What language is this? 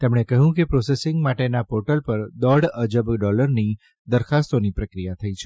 Gujarati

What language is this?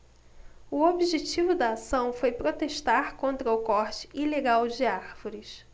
Portuguese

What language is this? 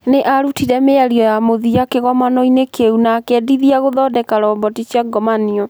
Kikuyu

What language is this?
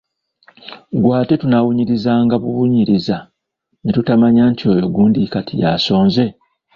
Ganda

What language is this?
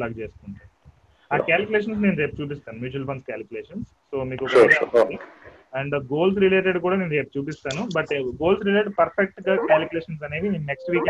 Telugu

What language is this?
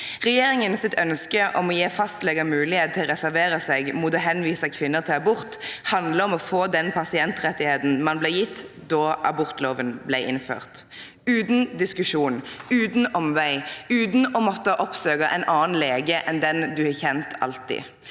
Norwegian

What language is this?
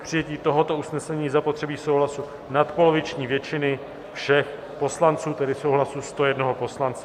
Czech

